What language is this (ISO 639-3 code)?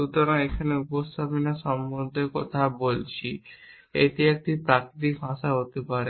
ben